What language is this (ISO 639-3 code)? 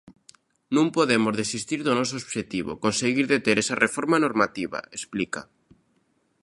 glg